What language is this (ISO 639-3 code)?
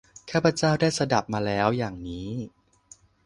tha